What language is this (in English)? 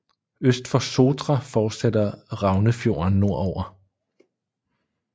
Danish